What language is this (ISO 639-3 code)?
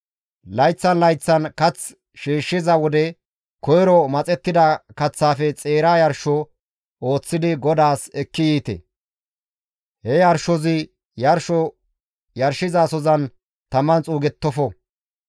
gmv